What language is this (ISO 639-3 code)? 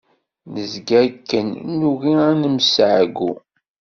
kab